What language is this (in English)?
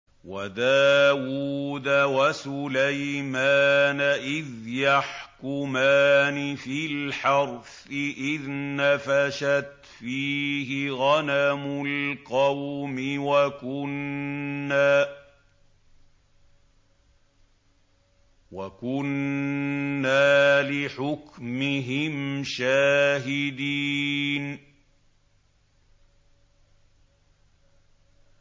Arabic